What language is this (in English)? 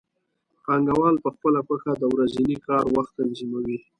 Pashto